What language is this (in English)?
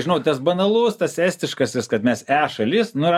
Lithuanian